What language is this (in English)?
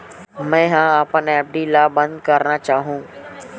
Chhattisgarhi